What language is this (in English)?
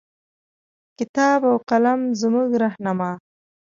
Pashto